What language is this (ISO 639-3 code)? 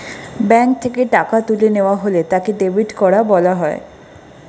ben